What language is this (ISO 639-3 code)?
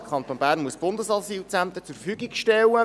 gsw